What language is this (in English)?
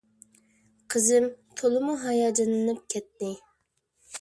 Uyghur